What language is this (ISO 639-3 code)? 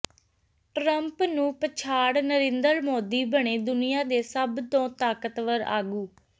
pan